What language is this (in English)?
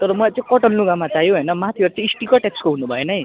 Nepali